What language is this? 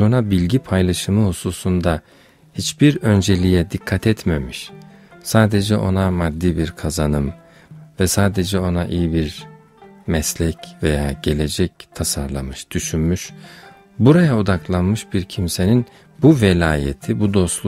Turkish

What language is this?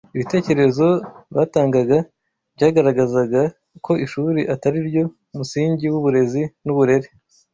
Kinyarwanda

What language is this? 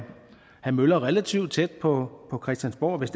Danish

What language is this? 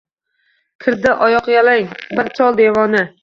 Uzbek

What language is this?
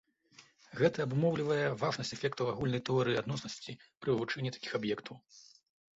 Belarusian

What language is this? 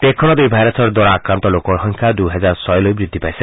Assamese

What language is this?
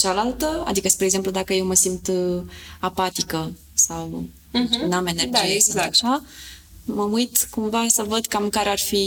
Romanian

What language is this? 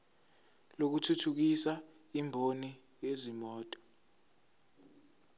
Zulu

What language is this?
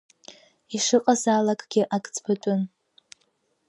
Abkhazian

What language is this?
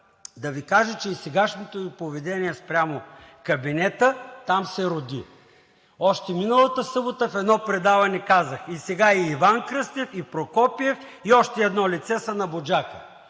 Bulgarian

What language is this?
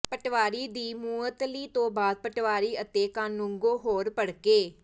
Punjabi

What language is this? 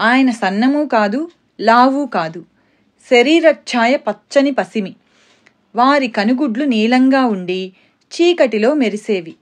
Telugu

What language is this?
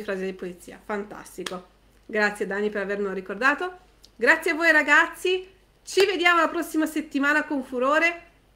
Italian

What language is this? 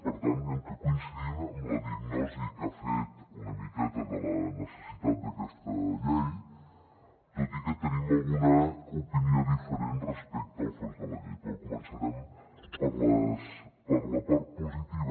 Catalan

